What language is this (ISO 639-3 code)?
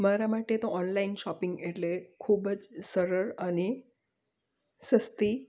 guj